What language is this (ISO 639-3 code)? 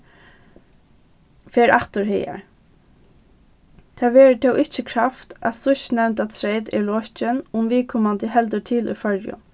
fao